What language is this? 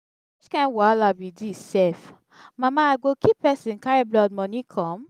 Nigerian Pidgin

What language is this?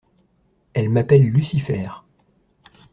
French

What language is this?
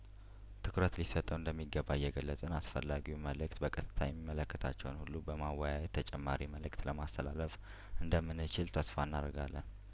Amharic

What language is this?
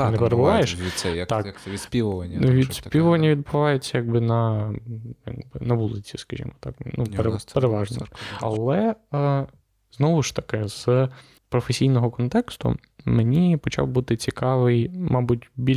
Ukrainian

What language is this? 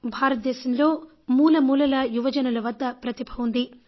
Telugu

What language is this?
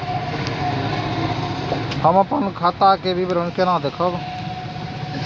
Maithili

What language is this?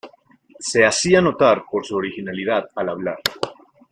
Spanish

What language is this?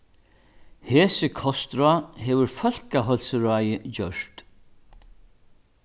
Faroese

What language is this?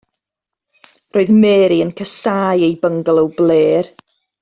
Welsh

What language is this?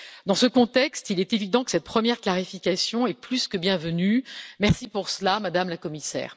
French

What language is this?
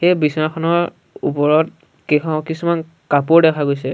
Assamese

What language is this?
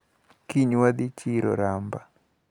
Luo (Kenya and Tanzania)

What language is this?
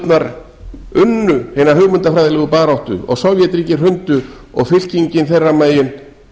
Icelandic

